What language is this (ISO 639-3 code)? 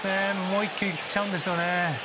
jpn